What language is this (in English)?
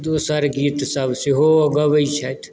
Maithili